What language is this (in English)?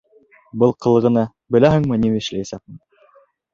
Bashkir